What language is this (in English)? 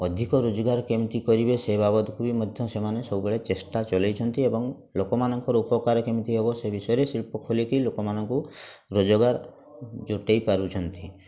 Odia